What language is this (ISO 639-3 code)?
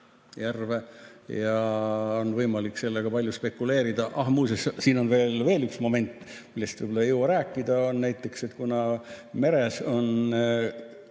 est